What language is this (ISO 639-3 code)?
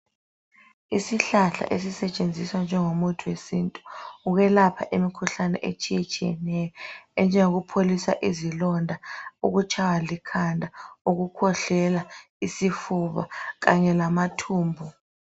nde